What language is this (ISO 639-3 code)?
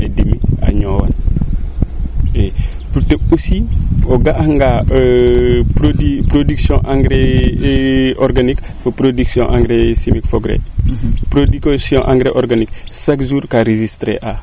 srr